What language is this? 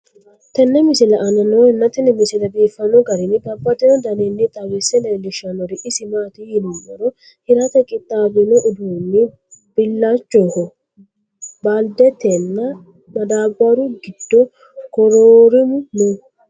Sidamo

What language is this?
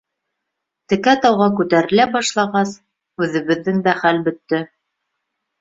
Bashkir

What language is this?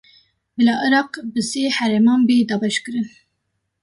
Kurdish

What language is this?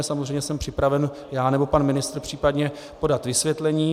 Czech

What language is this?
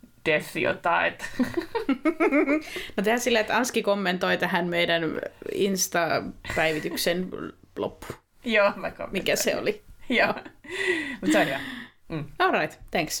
Finnish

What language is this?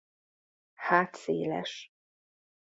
Hungarian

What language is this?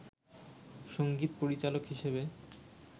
Bangla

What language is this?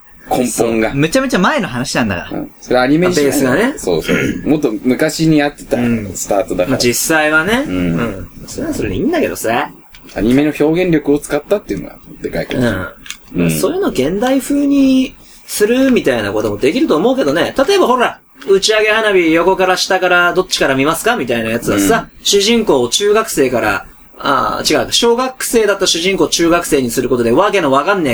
Japanese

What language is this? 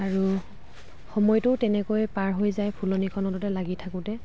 Assamese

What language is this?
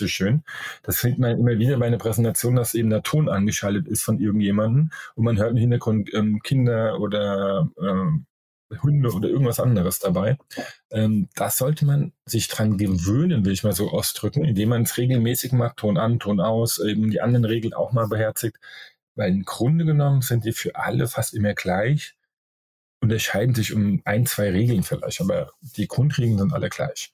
German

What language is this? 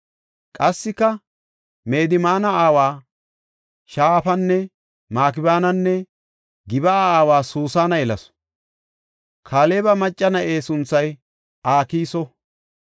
Gofa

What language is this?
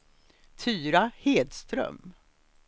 Swedish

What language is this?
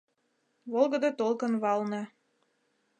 Mari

